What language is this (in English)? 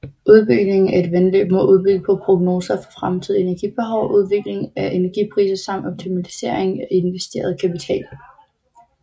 Danish